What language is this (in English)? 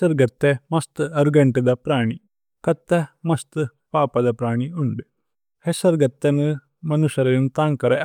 Tulu